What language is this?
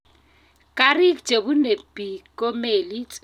Kalenjin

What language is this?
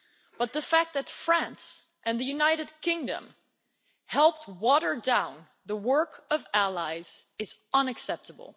English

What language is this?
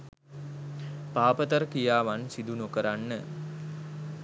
Sinhala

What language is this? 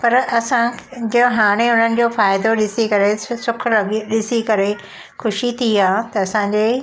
Sindhi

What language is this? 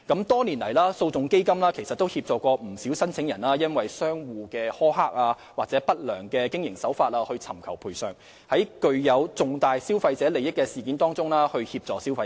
Cantonese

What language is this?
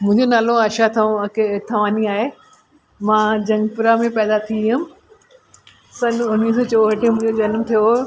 Sindhi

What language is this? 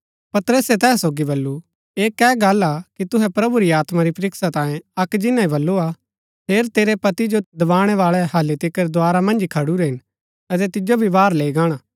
Gaddi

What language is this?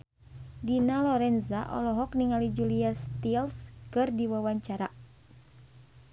Sundanese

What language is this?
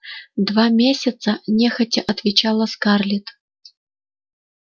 Russian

